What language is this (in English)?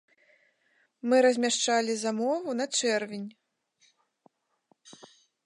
Belarusian